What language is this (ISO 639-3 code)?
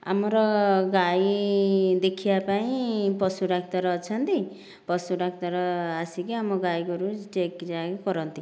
ori